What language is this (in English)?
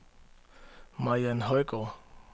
Danish